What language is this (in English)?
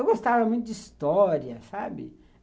Portuguese